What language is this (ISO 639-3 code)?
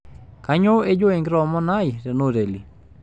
mas